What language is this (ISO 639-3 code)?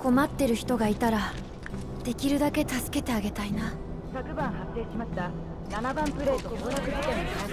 jpn